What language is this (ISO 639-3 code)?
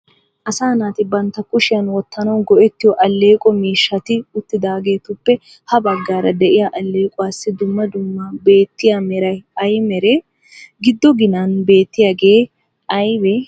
wal